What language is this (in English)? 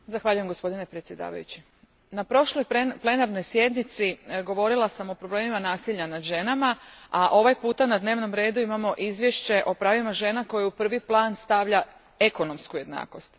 Croatian